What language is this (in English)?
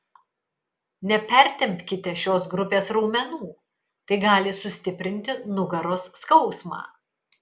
Lithuanian